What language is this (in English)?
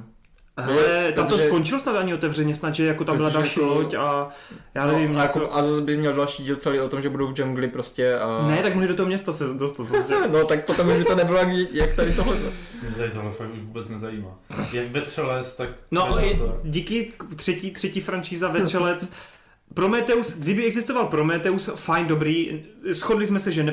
Czech